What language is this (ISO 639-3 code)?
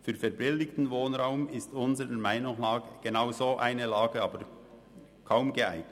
gsw